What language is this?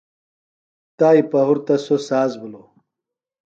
Phalura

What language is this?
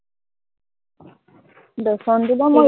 Assamese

